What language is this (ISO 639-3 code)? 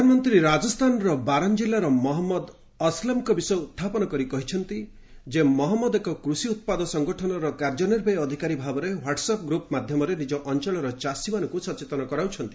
ori